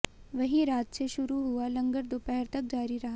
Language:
Hindi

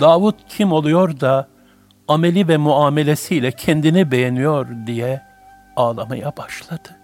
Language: Turkish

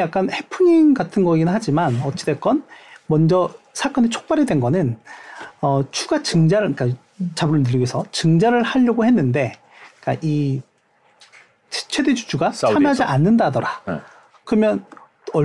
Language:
Korean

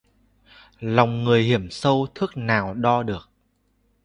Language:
Vietnamese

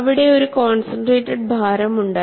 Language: Malayalam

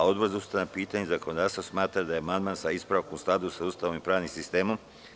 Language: Serbian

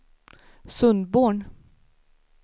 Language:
Swedish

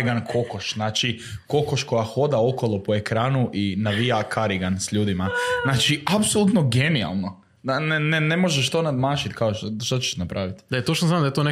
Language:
Croatian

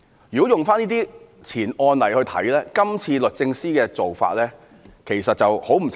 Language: Cantonese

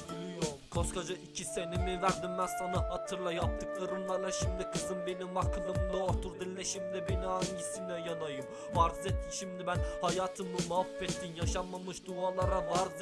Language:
Turkish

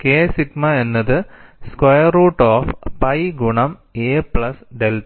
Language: Malayalam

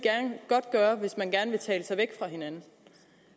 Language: Danish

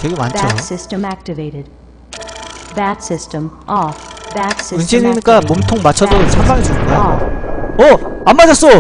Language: Korean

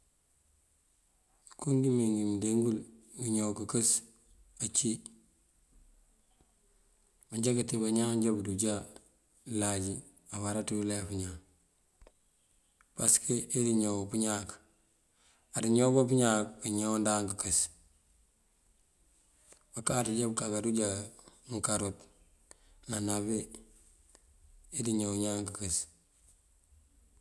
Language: Mandjak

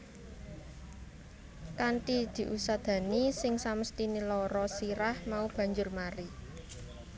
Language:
Javanese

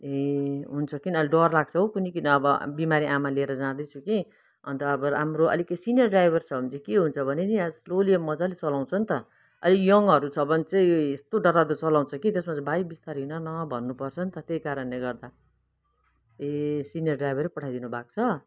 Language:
Nepali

